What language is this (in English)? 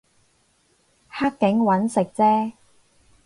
Cantonese